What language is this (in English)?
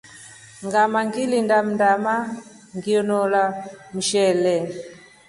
Rombo